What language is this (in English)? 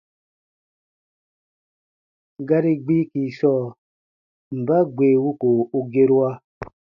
Baatonum